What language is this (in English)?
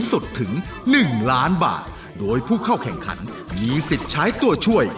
Thai